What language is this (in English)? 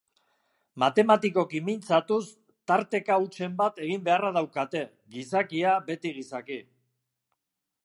Basque